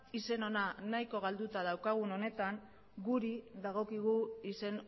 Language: Basque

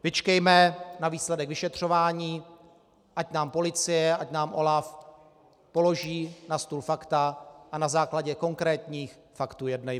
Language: Czech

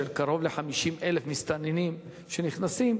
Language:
Hebrew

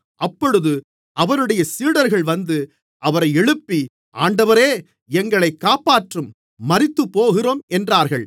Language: Tamil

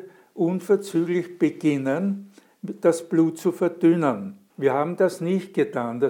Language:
German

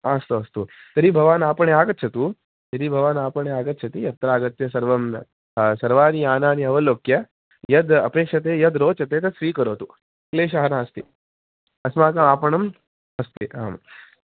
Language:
Sanskrit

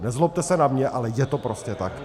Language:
Czech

